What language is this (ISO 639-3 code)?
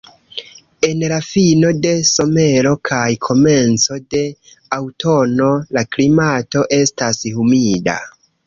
epo